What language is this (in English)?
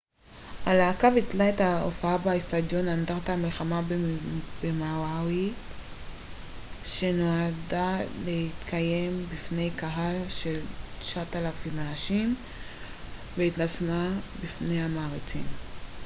Hebrew